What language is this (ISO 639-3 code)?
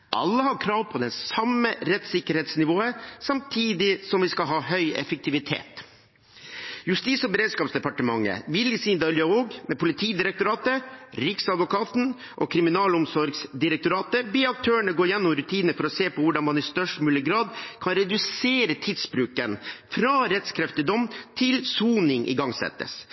nob